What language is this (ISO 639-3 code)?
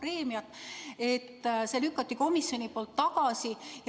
est